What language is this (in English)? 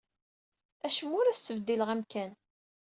Kabyle